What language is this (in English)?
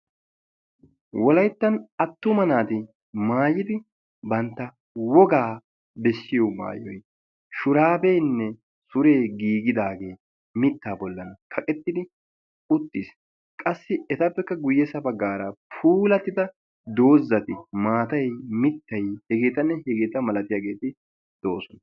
Wolaytta